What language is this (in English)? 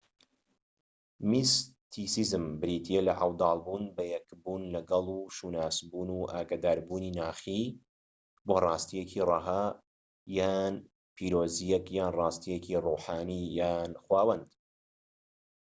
Central Kurdish